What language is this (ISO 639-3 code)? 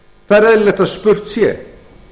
isl